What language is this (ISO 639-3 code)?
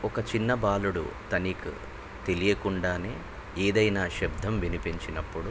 tel